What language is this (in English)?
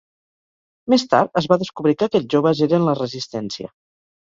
Catalan